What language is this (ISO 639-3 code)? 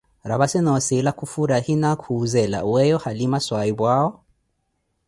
eko